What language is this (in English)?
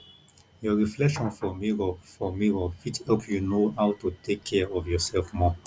Nigerian Pidgin